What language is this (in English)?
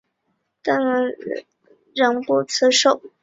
Chinese